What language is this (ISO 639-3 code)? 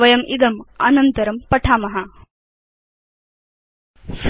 san